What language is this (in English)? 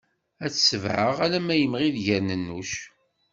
Kabyle